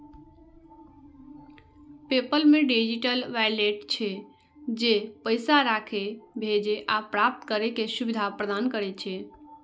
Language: Maithili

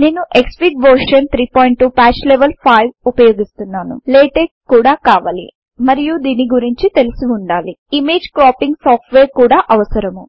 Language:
Telugu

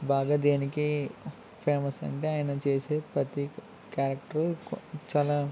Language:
Telugu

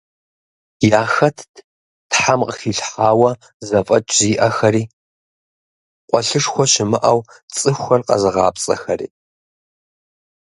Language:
Kabardian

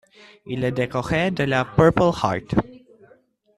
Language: French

